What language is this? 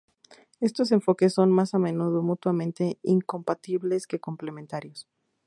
Spanish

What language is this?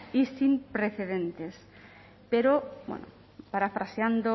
Spanish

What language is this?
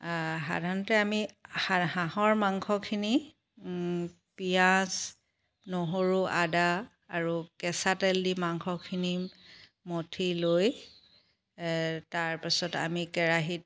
Assamese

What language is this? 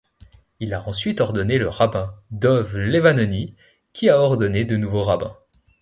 French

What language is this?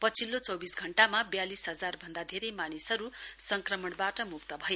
Nepali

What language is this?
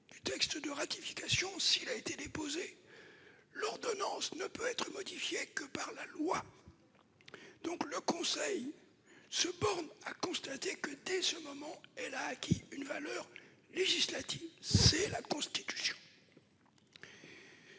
French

